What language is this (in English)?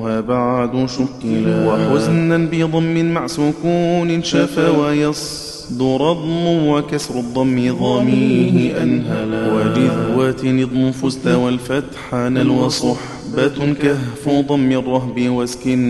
Arabic